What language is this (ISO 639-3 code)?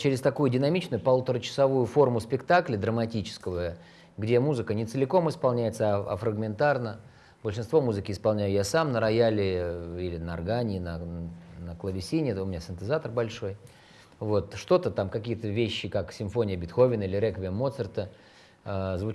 rus